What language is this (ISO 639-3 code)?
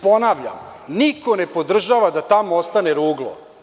srp